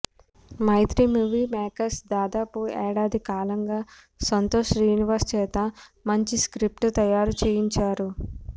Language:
Telugu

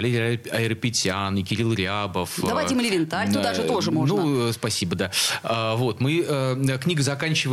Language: Russian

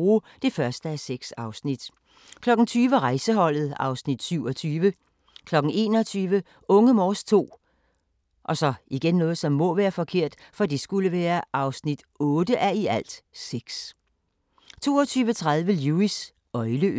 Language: Danish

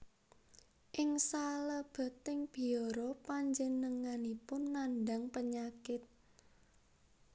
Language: Javanese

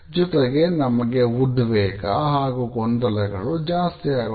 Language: Kannada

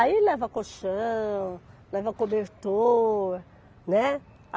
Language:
Portuguese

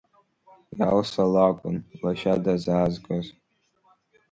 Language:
Abkhazian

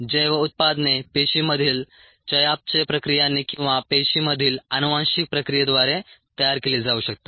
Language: Marathi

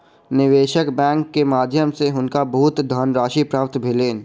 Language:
Maithili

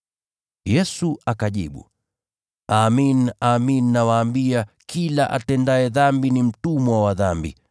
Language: Swahili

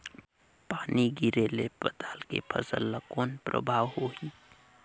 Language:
Chhattisgarhi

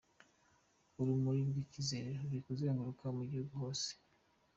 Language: Kinyarwanda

